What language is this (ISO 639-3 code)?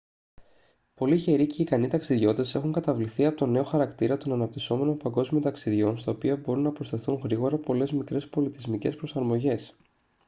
ell